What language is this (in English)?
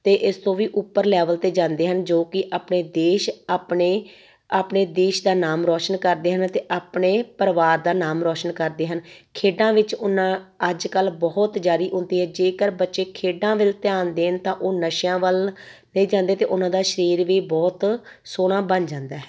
Punjabi